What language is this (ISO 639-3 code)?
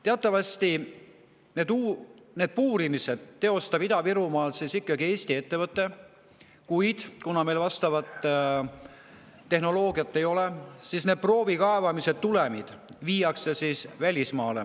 est